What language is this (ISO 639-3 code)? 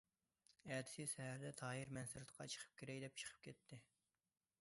uig